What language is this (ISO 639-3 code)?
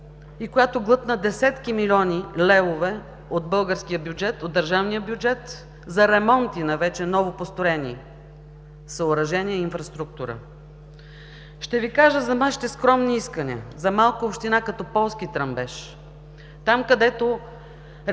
bul